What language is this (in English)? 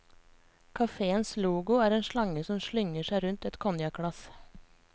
Norwegian